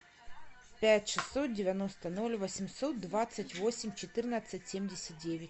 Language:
Russian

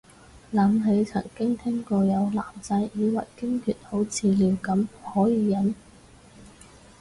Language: Cantonese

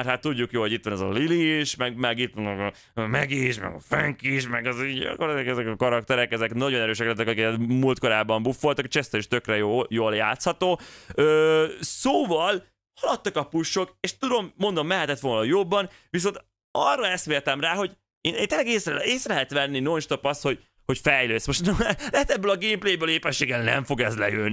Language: Hungarian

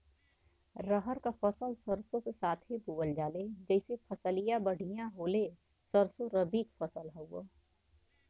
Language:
Bhojpuri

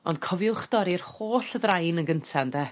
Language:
Welsh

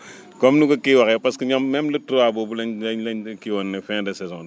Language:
Wolof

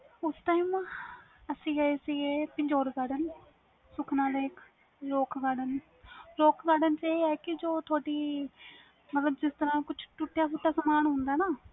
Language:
Punjabi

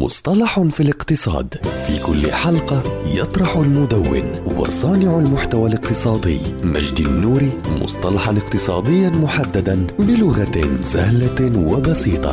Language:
Arabic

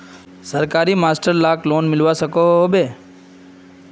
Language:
Magahi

